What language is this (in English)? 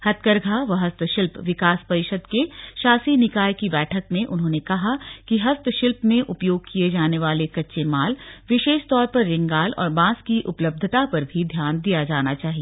Hindi